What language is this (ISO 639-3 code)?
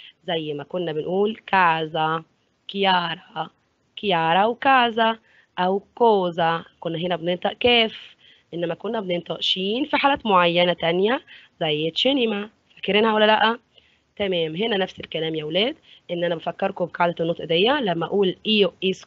ara